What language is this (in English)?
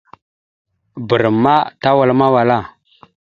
Mada (Cameroon)